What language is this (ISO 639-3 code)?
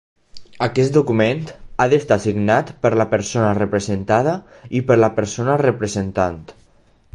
cat